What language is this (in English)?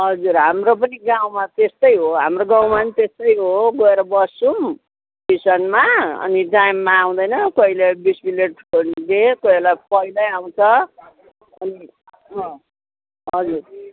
Nepali